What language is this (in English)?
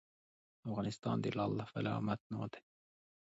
Pashto